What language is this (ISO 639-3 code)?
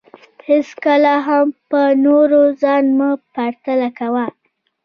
pus